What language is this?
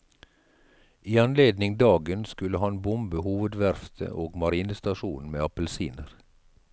Norwegian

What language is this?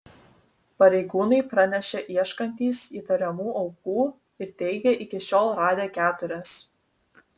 Lithuanian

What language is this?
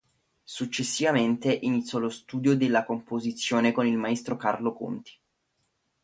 Italian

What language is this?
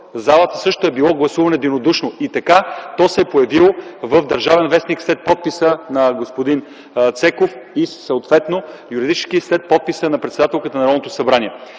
Bulgarian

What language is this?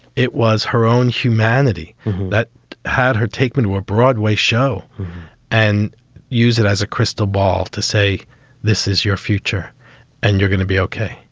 English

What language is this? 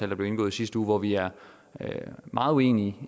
Danish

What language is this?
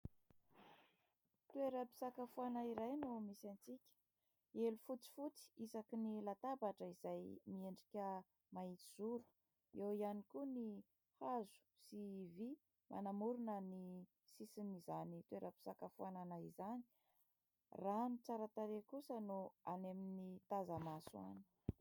Malagasy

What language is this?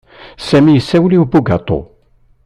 Kabyle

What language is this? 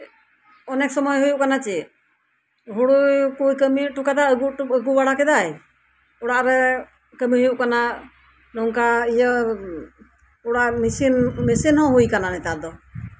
Santali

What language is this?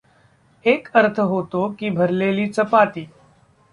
Marathi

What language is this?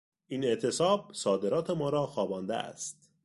Persian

